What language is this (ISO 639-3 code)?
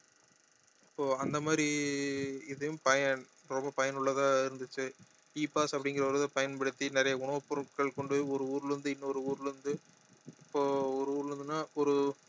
tam